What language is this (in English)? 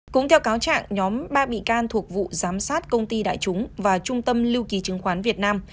Vietnamese